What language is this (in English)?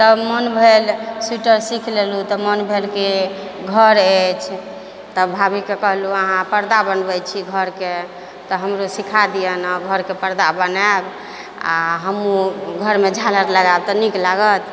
Maithili